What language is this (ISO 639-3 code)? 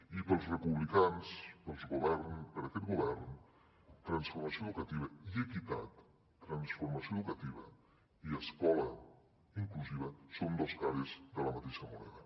cat